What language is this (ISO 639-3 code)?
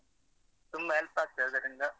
kan